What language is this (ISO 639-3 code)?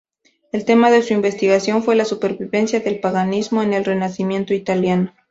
spa